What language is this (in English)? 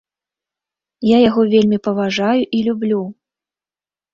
Belarusian